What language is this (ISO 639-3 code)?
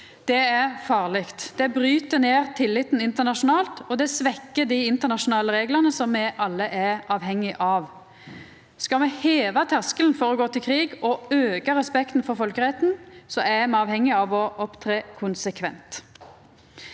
nor